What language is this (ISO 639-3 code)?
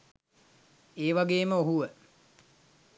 sin